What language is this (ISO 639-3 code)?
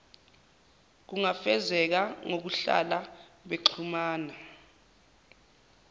zul